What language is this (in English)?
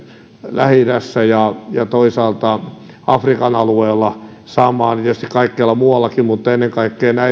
Finnish